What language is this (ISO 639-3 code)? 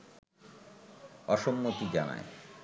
ben